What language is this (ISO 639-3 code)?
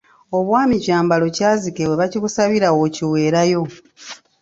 lug